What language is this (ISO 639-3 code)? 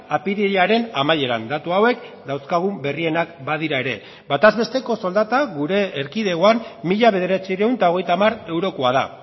eus